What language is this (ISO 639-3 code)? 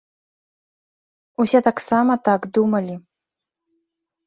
bel